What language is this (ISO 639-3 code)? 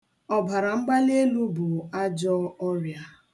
ibo